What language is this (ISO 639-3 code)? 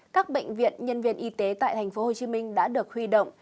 vie